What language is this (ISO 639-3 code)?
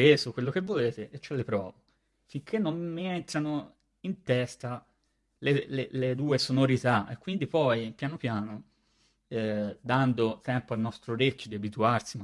ita